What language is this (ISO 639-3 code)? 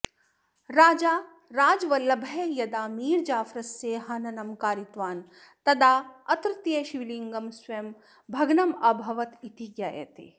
san